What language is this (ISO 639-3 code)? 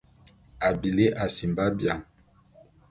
bum